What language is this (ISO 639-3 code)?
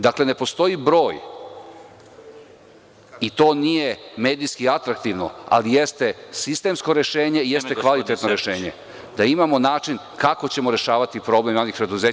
srp